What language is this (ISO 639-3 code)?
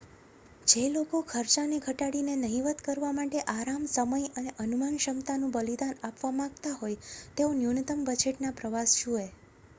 guj